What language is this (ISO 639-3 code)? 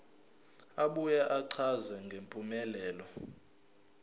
zul